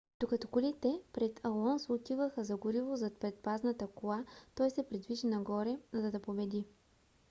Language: Bulgarian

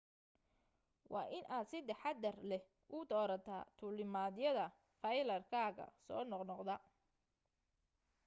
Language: Somali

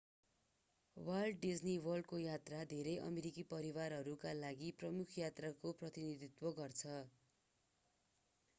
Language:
Nepali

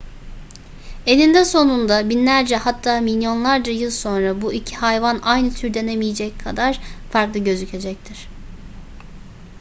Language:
Turkish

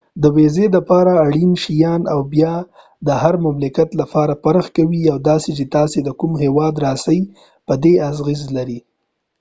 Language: Pashto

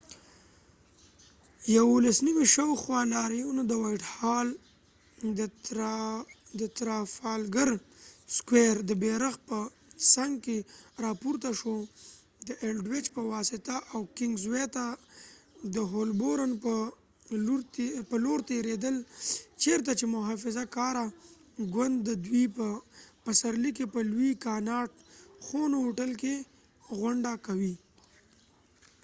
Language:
Pashto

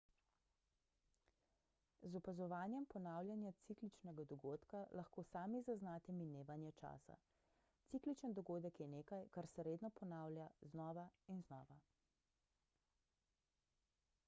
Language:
Slovenian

